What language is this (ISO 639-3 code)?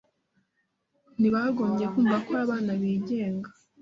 kin